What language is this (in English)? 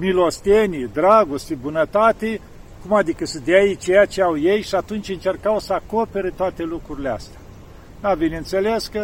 Romanian